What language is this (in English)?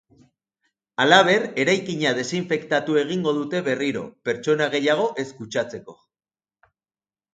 Basque